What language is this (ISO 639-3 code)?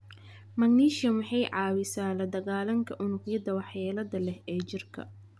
som